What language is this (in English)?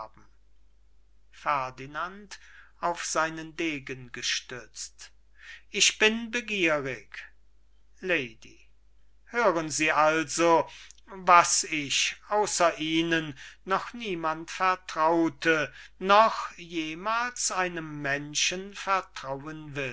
German